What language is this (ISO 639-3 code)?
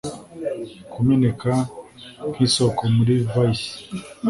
kin